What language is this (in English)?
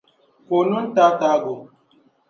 Dagbani